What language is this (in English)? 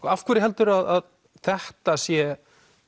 Icelandic